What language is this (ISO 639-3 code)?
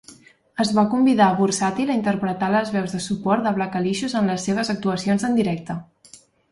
cat